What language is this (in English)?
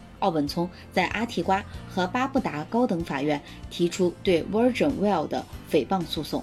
Chinese